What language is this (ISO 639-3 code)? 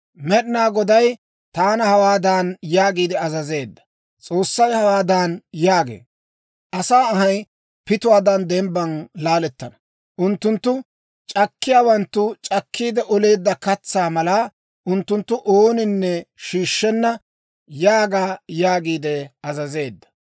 dwr